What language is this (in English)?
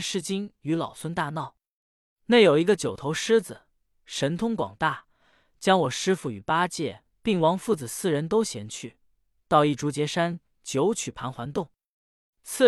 Chinese